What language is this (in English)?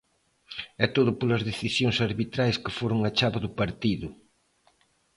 Galician